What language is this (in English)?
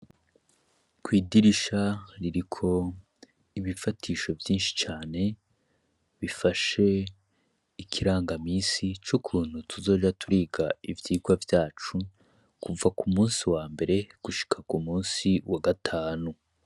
Rundi